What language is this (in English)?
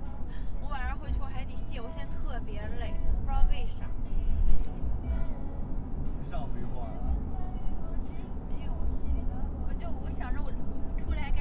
Chinese